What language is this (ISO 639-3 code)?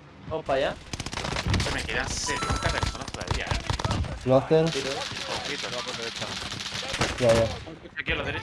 spa